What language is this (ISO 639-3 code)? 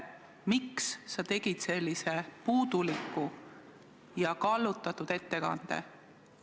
est